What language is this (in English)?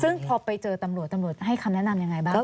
Thai